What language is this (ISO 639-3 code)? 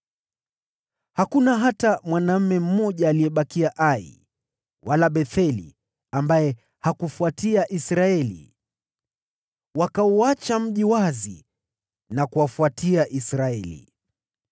swa